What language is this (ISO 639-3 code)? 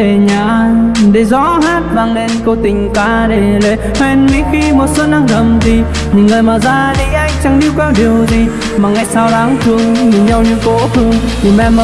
vie